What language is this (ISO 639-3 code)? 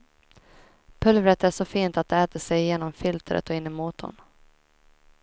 swe